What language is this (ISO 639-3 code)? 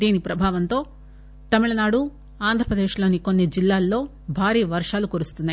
tel